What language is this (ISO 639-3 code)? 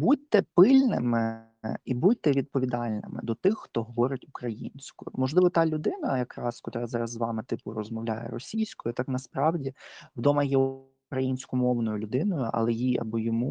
ukr